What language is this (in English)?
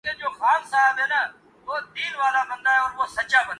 Urdu